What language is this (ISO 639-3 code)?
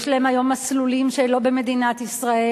heb